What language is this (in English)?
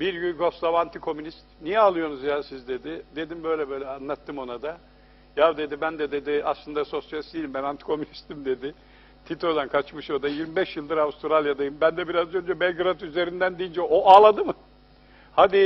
Turkish